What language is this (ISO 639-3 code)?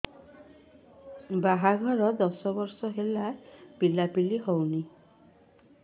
ori